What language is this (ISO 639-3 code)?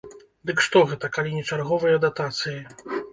bel